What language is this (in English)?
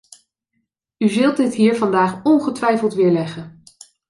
Dutch